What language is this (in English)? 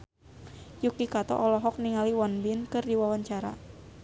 Sundanese